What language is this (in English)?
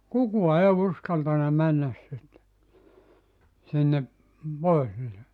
Finnish